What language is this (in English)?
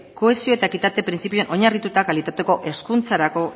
Basque